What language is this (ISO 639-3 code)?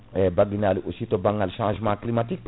ful